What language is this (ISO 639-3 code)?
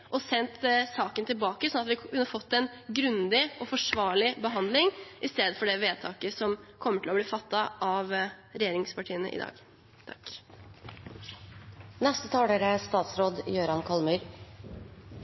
nob